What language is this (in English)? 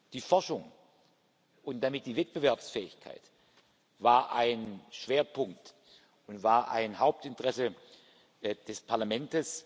German